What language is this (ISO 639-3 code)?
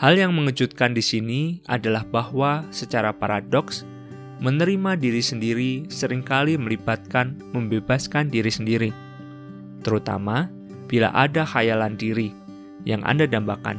ind